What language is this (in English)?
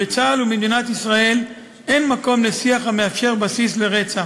Hebrew